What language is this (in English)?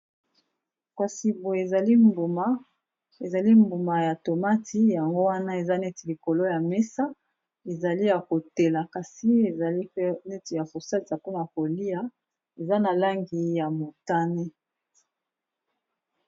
Lingala